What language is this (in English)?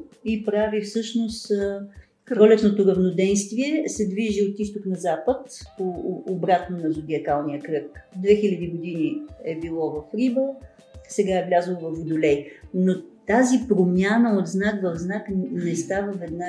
Bulgarian